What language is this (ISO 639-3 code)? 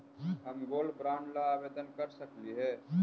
mag